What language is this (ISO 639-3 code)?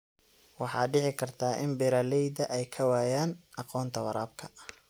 som